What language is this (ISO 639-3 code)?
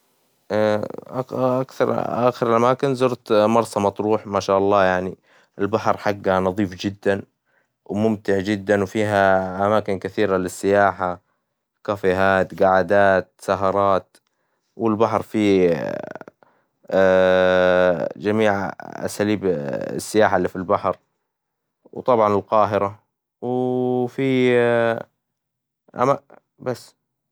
acw